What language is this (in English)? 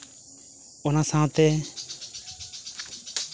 Santali